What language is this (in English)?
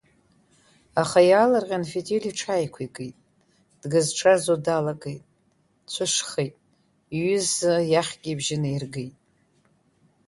Abkhazian